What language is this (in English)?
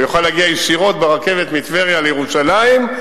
Hebrew